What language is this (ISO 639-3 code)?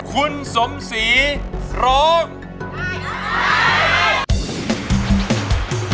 tha